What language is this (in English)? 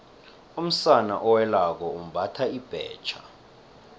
South Ndebele